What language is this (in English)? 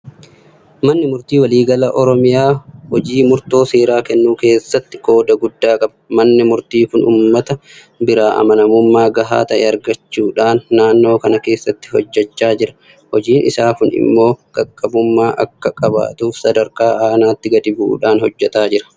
Oromo